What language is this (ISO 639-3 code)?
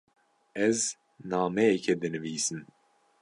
kur